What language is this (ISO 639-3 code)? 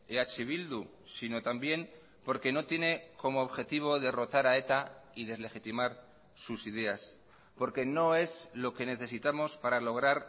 spa